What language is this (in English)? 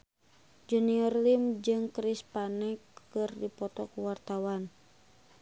Sundanese